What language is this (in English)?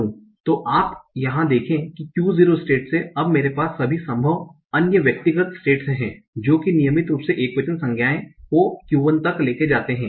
Hindi